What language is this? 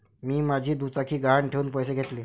Marathi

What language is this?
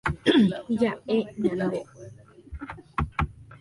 Guarani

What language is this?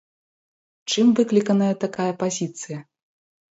Belarusian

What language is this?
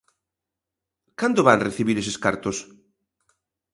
Galician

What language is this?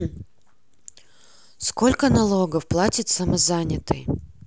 Russian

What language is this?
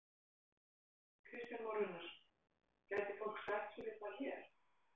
Icelandic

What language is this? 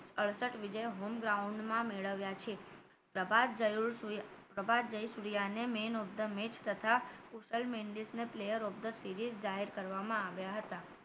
Gujarati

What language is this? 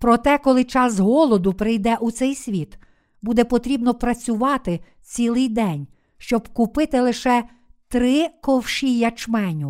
Ukrainian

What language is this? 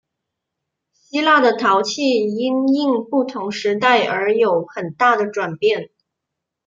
Chinese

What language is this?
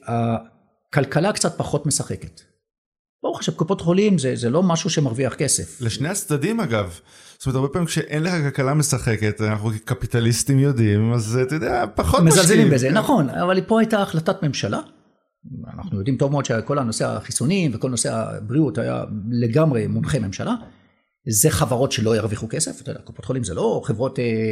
Hebrew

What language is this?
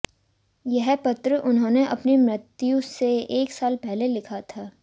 Hindi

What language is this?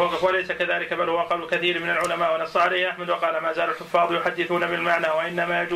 Arabic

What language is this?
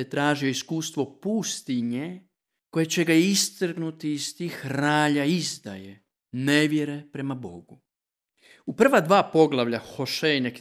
Croatian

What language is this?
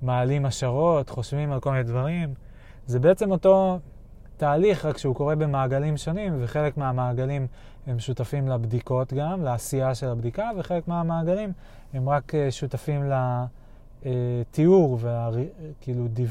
Hebrew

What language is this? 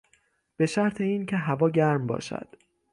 Persian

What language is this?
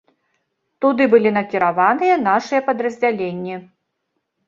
Belarusian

